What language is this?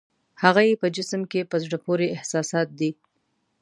Pashto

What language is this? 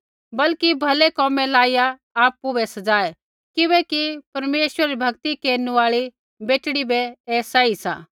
Kullu Pahari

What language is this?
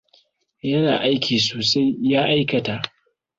Hausa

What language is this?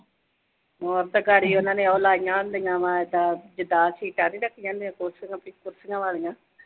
Punjabi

